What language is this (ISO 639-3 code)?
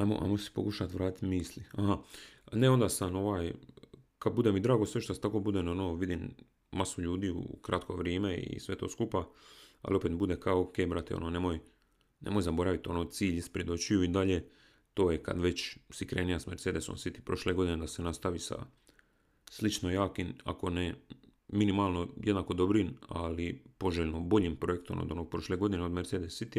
hrv